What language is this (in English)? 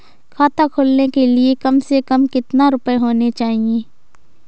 Hindi